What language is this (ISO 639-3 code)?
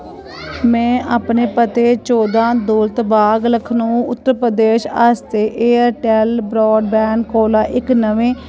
doi